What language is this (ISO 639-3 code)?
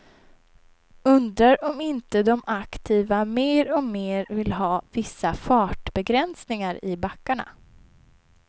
swe